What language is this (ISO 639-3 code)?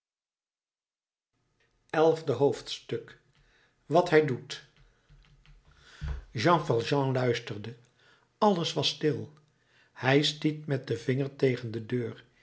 nld